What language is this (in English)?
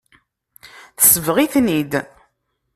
Kabyle